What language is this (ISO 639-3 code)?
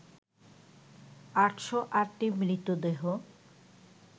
ben